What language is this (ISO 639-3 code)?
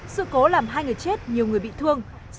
vie